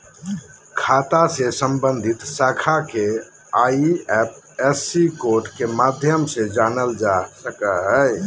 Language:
Magahi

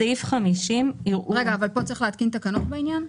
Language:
Hebrew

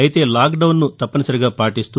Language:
Telugu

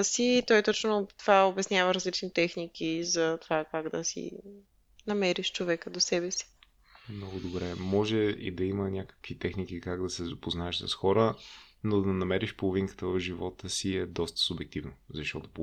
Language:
Bulgarian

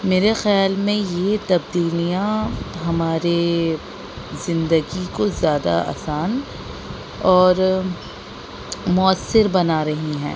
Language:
Urdu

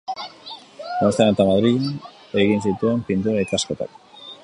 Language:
Basque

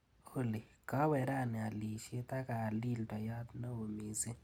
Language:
Kalenjin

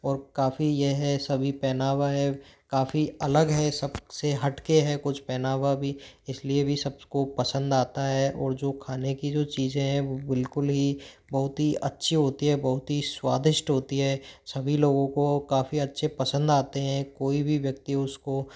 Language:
Hindi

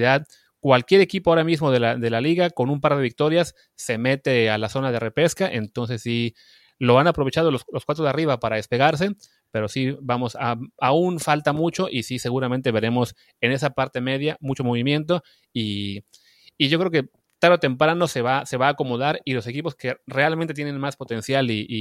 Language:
Spanish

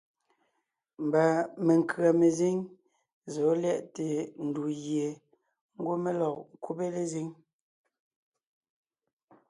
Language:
Ngiemboon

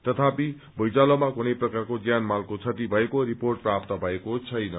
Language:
Nepali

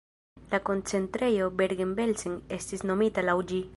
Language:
Esperanto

